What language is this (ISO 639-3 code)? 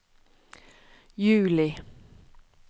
nor